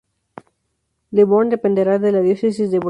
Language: Spanish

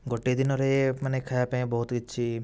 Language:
Odia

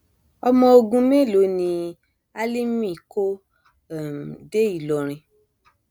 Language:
Yoruba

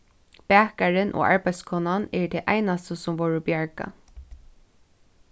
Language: Faroese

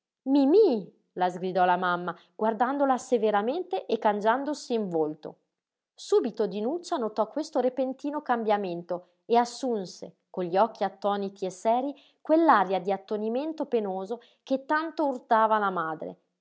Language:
Italian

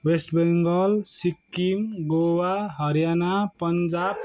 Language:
Nepali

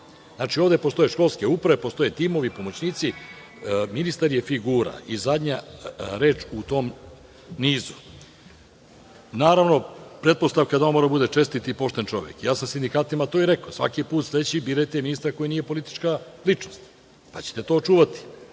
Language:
Serbian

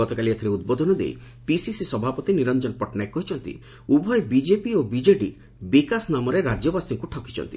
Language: Odia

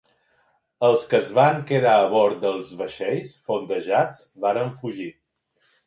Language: Catalan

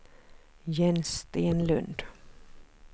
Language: Swedish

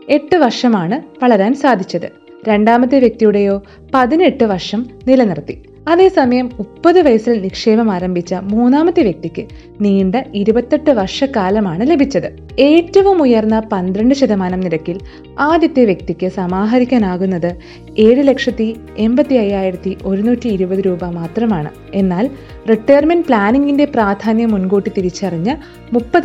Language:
Malayalam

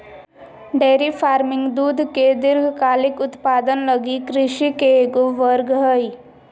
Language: Magahi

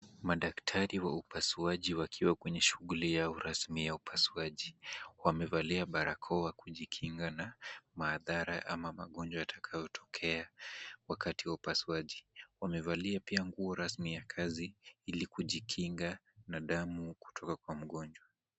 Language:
Swahili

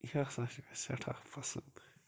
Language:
Kashmiri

